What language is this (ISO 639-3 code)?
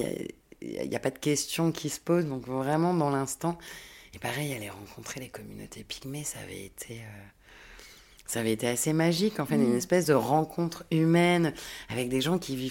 fra